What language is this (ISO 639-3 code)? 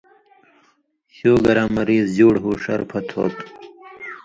mvy